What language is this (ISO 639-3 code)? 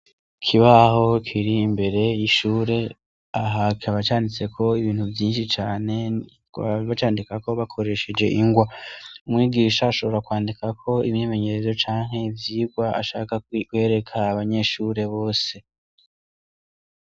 run